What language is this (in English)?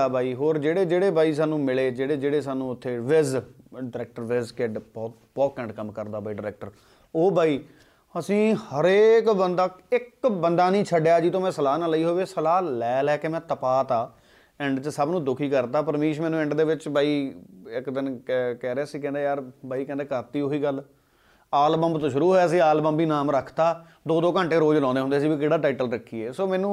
Punjabi